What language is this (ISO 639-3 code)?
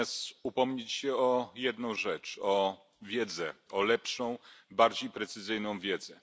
pol